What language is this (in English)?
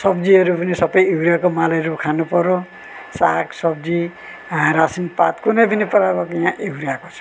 Nepali